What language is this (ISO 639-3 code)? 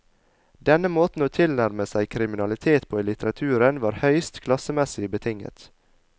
nor